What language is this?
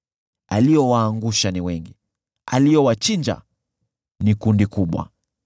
Swahili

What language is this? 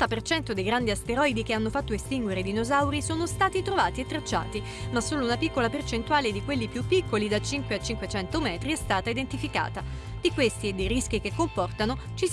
Italian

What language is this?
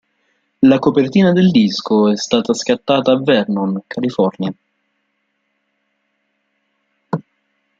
Italian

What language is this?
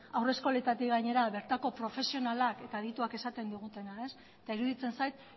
Basque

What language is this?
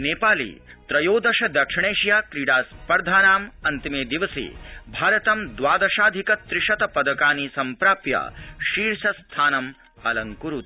Sanskrit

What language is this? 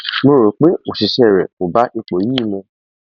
Yoruba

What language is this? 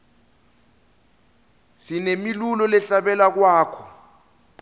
Swati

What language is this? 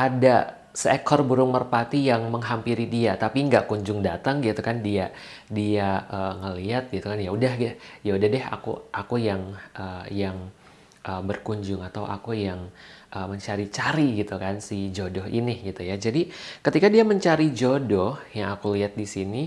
Indonesian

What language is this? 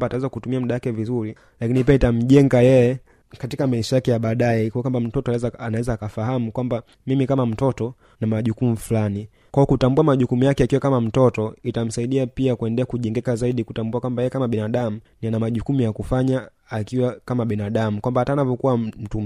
Swahili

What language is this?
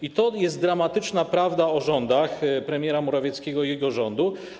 Polish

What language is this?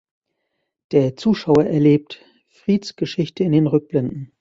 German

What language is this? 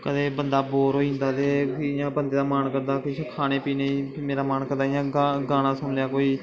Dogri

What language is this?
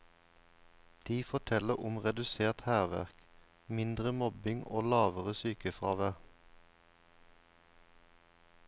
Norwegian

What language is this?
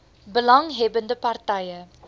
Afrikaans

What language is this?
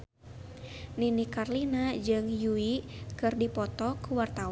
Sundanese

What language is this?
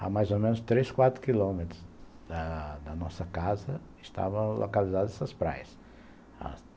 Portuguese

